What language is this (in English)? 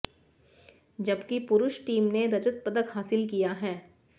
Hindi